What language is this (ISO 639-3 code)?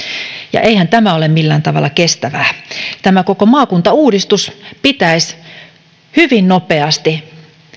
fin